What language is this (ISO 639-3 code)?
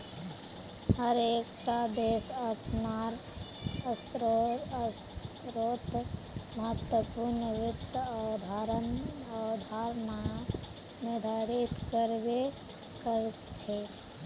mag